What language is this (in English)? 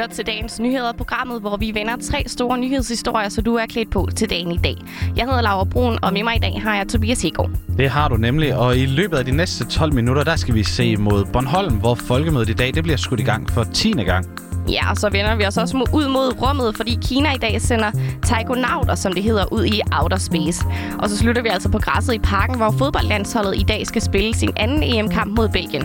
Danish